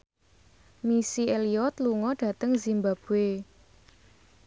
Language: Javanese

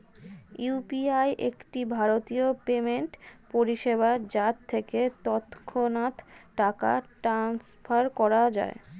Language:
Bangla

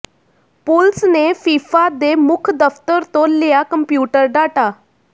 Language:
Punjabi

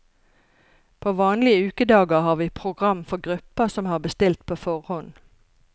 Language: Norwegian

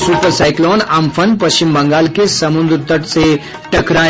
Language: Hindi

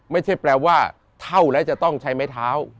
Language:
Thai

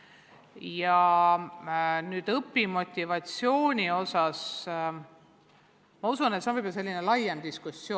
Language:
Estonian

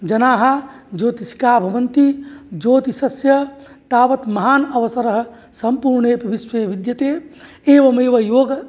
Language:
Sanskrit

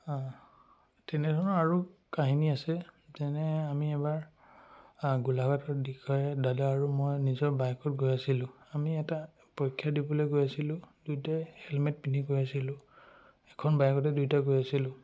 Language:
Assamese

